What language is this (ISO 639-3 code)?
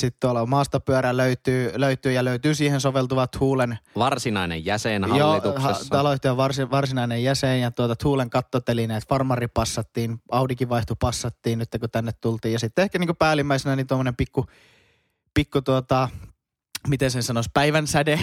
fin